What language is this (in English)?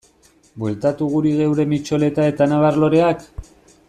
Basque